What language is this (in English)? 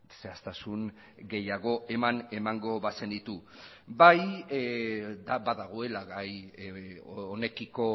Basque